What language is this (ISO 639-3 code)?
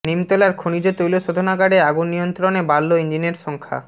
ben